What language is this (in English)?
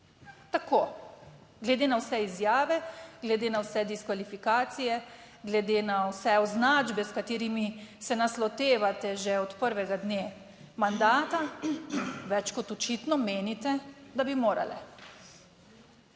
Slovenian